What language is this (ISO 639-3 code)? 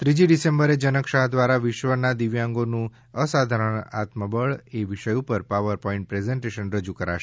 guj